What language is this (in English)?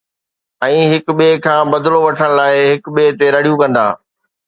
Sindhi